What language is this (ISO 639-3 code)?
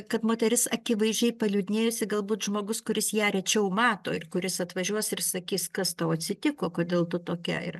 lit